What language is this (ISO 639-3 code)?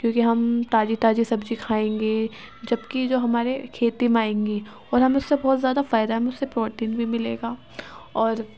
urd